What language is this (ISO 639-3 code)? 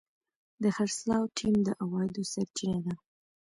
pus